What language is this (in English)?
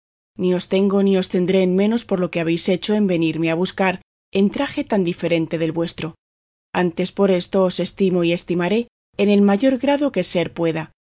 Spanish